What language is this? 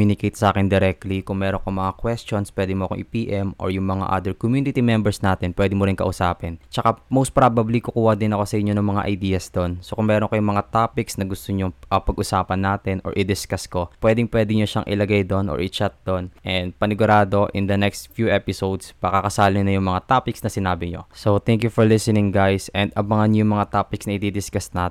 Filipino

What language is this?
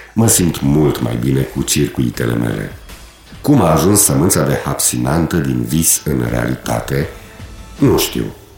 Romanian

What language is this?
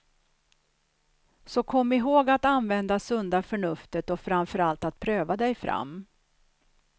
Swedish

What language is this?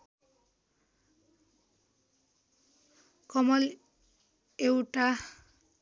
Nepali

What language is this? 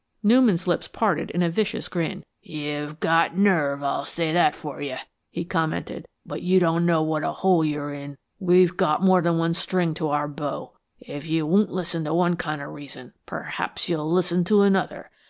English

